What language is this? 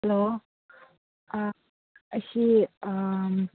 Manipuri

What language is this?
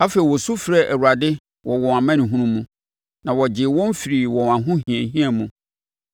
Akan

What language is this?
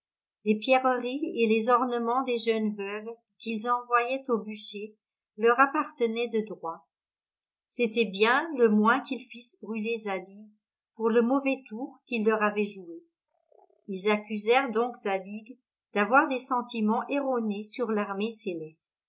French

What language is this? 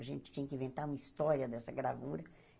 Portuguese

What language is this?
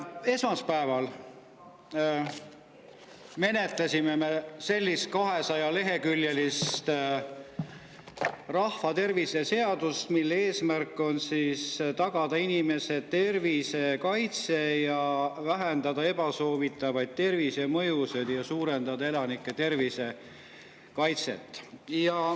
Estonian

